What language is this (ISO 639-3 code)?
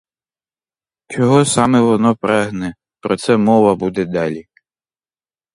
ukr